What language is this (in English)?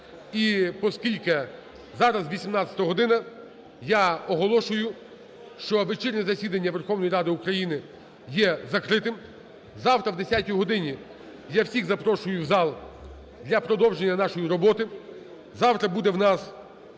Ukrainian